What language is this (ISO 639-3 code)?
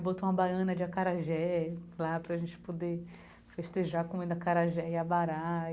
por